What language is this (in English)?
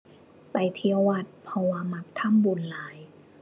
Thai